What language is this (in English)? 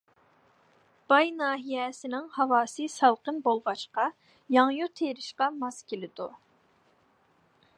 Uyghur